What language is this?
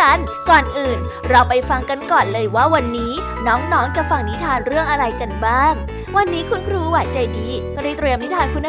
Thai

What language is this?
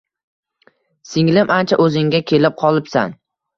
Uzbek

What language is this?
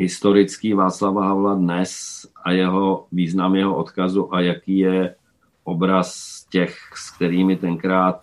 Czech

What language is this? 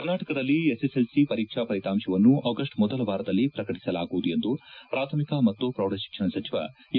Kannada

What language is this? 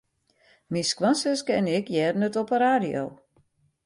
Western Frisian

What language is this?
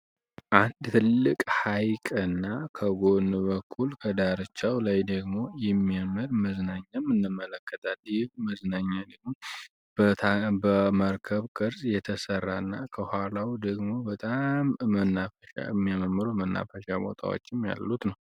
Amharic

